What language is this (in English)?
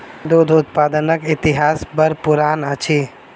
Maithili